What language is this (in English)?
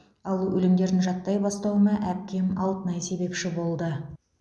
Kazakh